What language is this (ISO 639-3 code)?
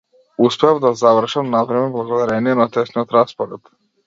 mkd